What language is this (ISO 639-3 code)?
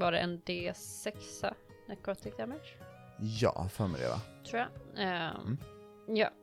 swe